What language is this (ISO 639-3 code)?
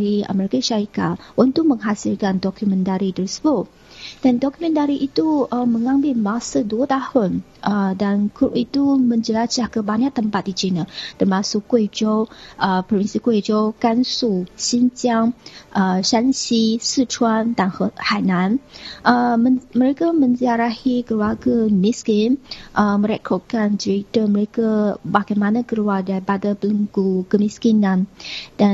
msa